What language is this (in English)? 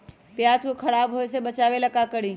Magahi